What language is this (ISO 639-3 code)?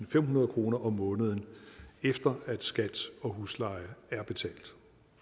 dan